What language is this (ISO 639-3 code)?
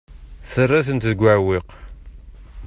kab